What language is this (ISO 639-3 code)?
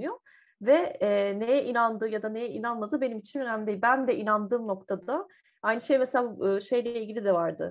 tur